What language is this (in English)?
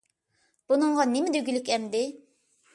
Uyghur